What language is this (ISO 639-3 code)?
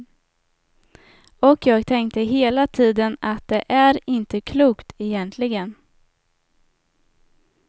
swe